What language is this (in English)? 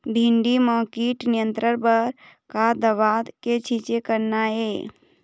Chhattisgarhi